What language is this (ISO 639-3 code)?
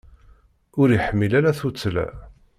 kab